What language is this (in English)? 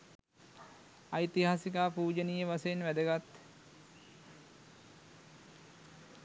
Sinhala